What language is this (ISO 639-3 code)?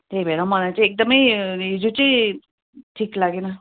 nep